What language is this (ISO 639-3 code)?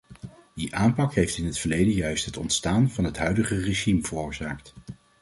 nld